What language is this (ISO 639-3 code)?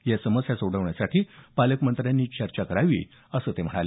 mar